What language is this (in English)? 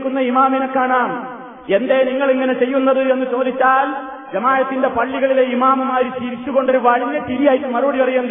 Malayalam